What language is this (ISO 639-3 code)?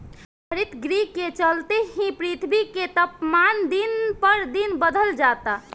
bho